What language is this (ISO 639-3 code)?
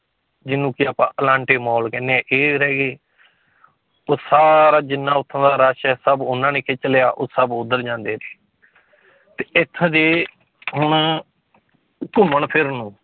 pan